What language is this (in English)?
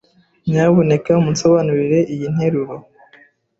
Kinyarwanda